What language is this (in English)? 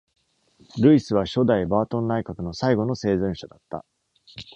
Japanese